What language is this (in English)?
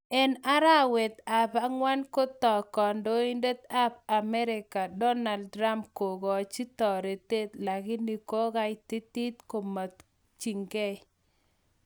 Kalenjin